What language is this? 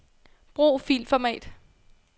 Danish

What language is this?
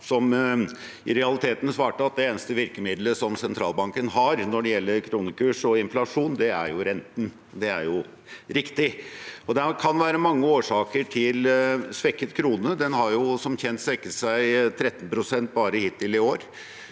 Norwegian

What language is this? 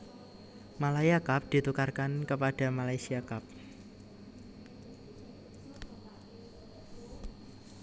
Javanese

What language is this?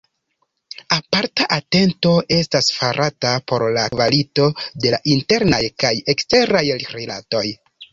Esperanto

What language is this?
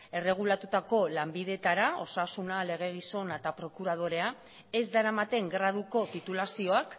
Basque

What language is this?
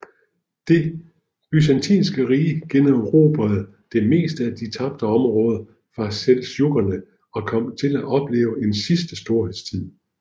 Danish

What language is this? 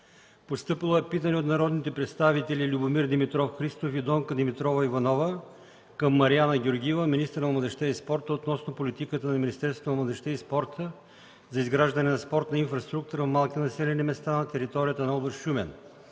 Bulgarian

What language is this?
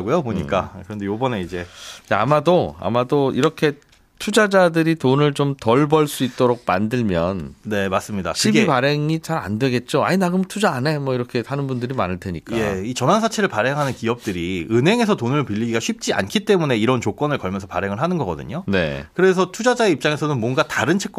Korean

